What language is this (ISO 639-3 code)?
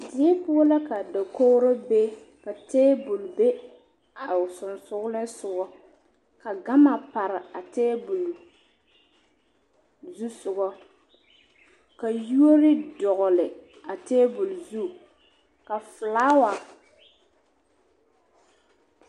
dga